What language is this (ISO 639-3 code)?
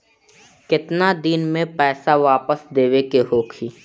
bho